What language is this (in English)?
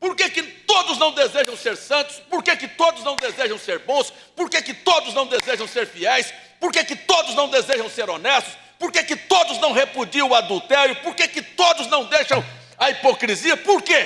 Portuguese